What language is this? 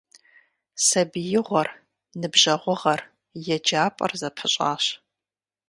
Kabardian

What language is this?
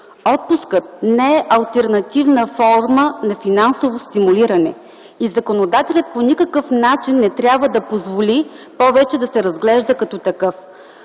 Bulgarian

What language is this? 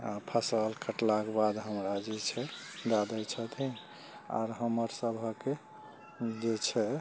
Maithili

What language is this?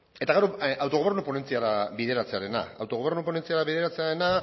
Basque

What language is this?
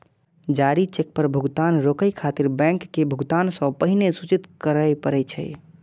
Maithili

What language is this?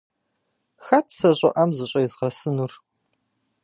Kabardian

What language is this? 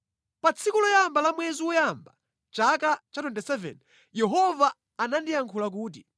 Nyanja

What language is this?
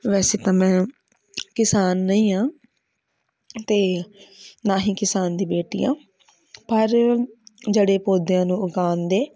Punjabi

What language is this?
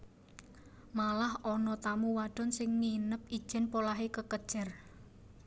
Javanese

